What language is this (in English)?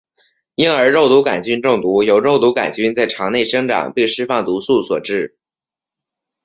Chinese